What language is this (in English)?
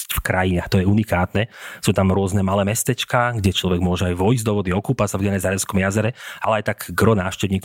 Slovak